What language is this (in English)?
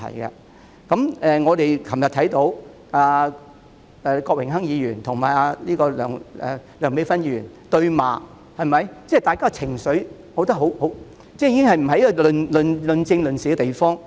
Cantonese